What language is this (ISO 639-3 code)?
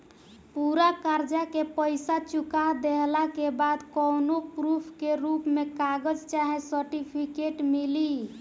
bho